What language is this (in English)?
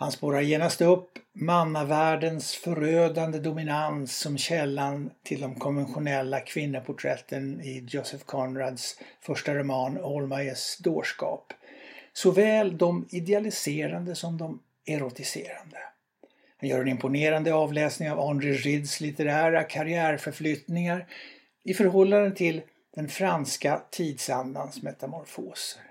Swedish